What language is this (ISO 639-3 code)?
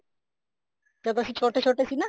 pan